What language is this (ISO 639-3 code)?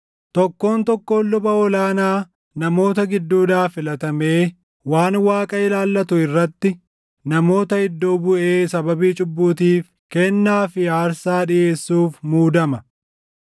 orm